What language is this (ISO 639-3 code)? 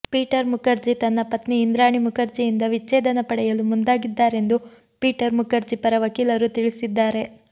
kan